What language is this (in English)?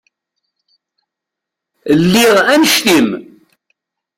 Kabyle